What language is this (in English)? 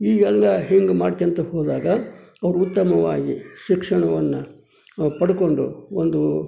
Kannada